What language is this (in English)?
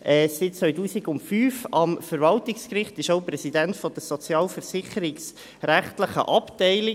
Swiss German